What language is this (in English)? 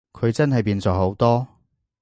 Cantonese